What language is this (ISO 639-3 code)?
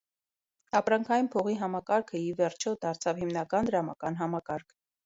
hye